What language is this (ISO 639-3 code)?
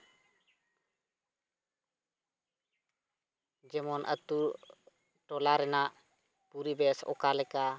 sat